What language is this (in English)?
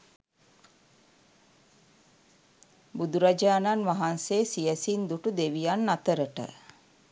Sinhala